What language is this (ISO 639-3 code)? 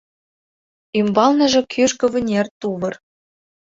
chm